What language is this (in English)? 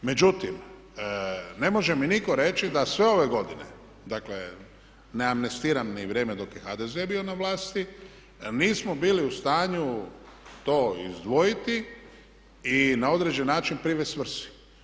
Croatian